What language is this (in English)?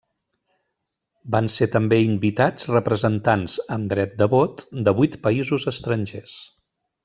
Catalan